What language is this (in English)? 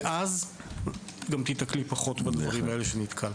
Hebrew